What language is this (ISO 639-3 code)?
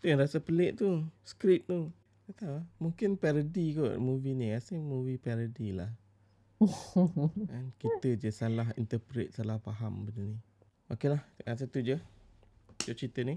msa